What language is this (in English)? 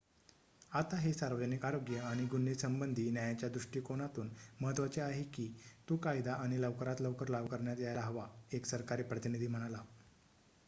Marathi